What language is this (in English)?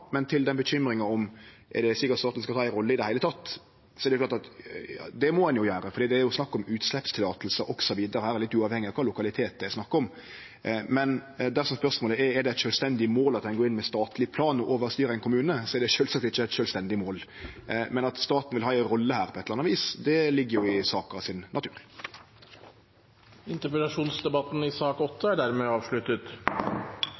Norwegian